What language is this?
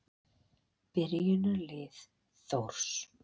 Icelandic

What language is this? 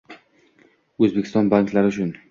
Uzbek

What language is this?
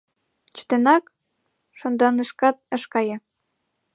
Mari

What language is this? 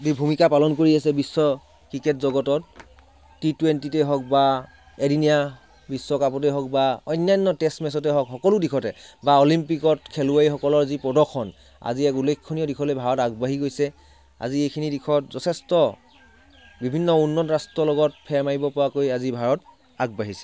Assamese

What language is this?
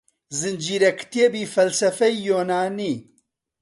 Central Kurdish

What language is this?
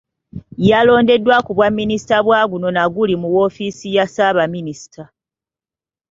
Ganda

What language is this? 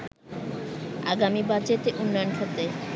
Bangla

